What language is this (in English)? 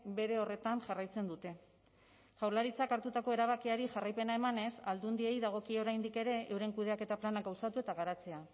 Basque